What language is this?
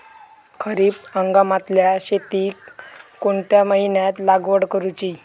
Marathi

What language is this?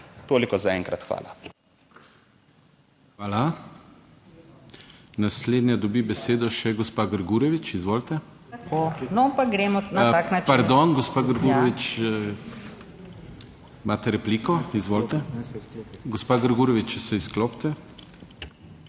Slovenian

